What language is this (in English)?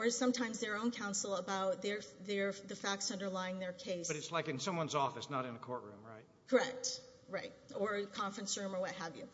English